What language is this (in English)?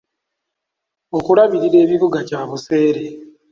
Ganda